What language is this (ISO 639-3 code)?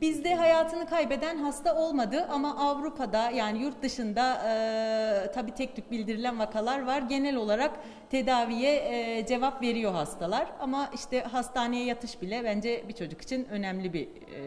tur